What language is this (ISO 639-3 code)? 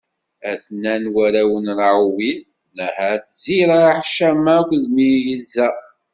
kab